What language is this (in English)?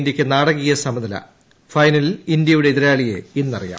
Malayalam